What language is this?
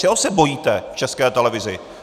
Czech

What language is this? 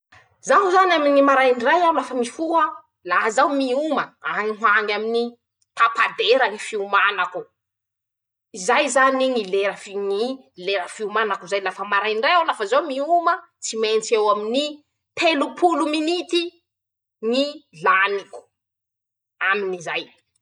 Masikoro Malagasy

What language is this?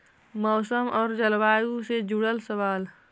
Magahi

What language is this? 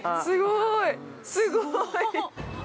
Japanese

